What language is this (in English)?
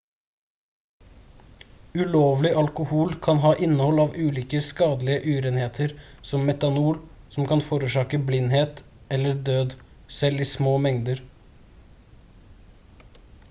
Norwegian Bokmål